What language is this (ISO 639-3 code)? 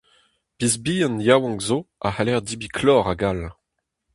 bre